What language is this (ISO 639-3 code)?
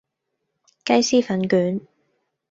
yue